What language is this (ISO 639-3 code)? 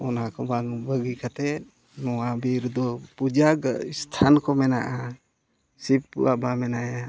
sat